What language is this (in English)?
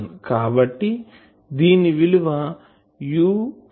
Telugu